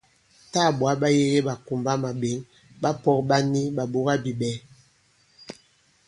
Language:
Bankon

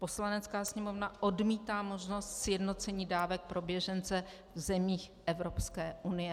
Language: Czech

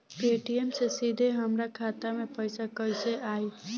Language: Bhojpuri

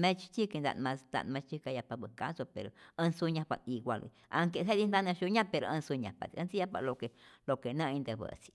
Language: Rayón Zoque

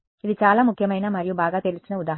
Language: Telugu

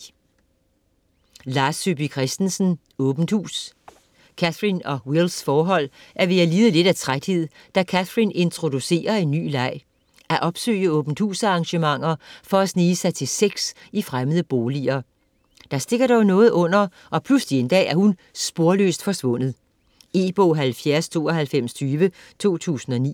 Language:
Danish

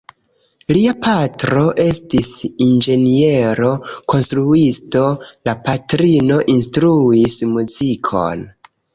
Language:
Esperanto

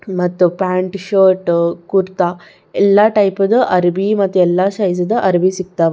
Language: Kannada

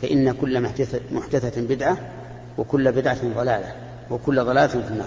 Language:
Arabic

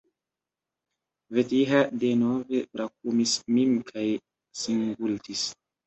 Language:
Esperanto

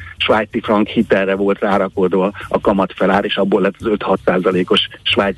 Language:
Hungarian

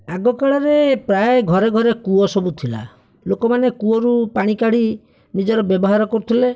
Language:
Odia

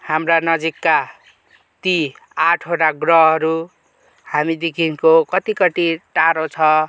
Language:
Nepali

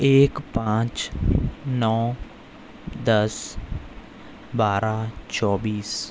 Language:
Urdu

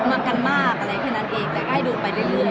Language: Thai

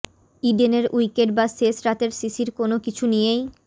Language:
Bangla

